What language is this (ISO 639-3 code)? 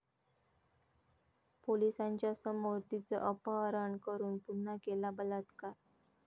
mar